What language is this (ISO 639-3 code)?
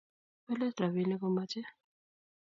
kln